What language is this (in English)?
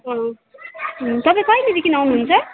Nepali